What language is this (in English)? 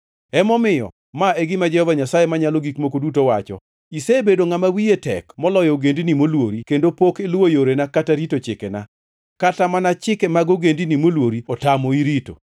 Luo (Kenya and Tanzania)